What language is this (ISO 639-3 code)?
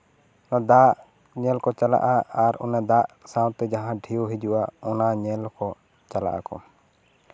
sat